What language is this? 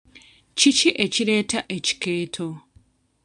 Ganda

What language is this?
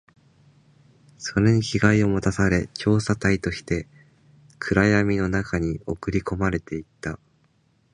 Japanese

